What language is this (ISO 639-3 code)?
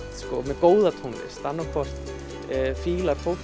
isl